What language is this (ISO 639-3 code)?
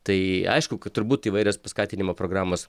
lit